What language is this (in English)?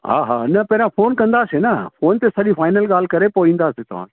Sindhi